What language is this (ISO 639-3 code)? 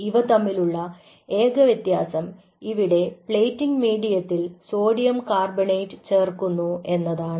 mal